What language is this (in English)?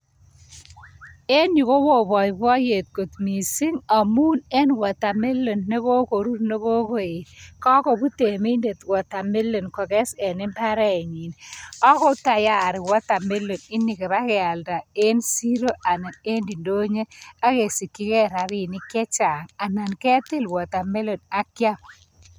Kalenjin